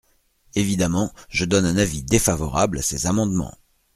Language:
French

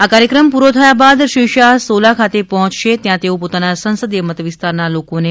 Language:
Gujarati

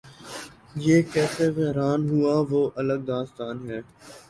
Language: Urdu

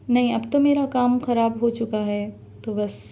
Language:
Urdu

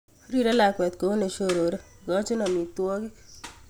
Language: Kalenjin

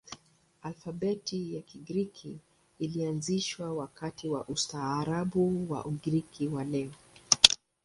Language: Swahili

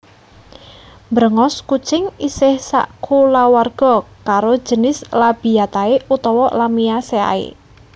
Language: Javanese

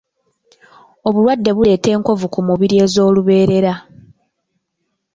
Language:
Ganda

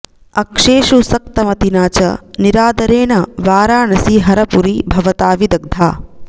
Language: Sanskrit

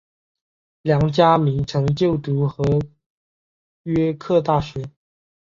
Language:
Chinese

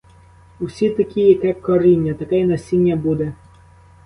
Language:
Ukrainian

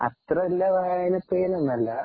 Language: Malayalam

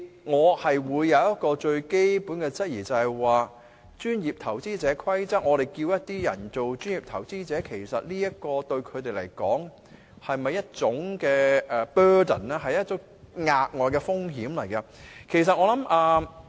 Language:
Cantonese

